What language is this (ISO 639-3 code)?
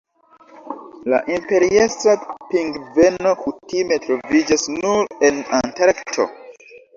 epo